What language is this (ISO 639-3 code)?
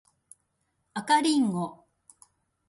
jpn